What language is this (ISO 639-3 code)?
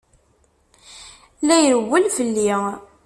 kab